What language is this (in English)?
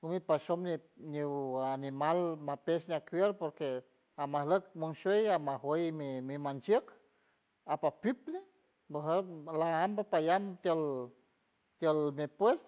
San Francisco Del Mar Huave